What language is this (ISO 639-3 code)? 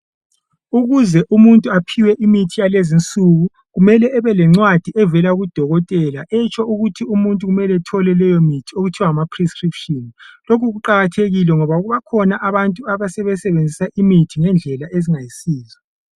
nde